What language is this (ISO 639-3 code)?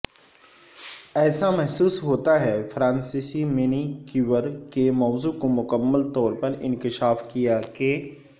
urd